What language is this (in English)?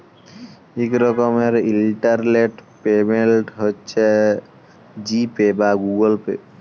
Bangla